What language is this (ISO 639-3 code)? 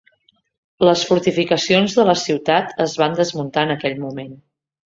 cat